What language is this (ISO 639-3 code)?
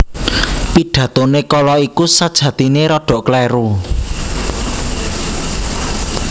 jav